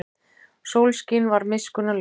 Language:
Icelandic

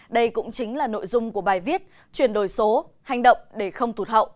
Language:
Vietnamese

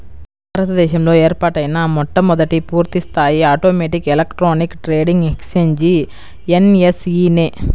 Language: Telugu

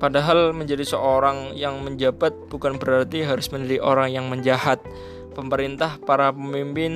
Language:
Indonesian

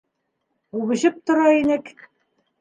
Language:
Bashkir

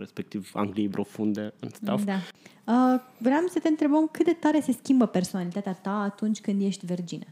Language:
Romanian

